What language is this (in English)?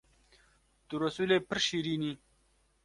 Kurdish